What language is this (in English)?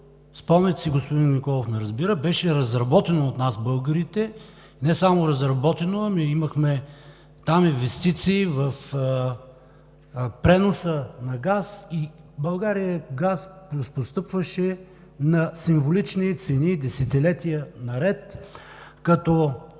Bulgarian